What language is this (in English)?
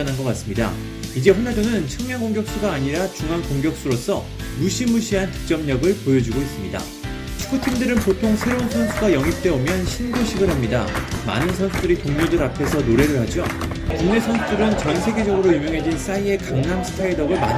Korean